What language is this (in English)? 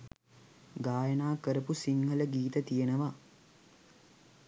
Sinhala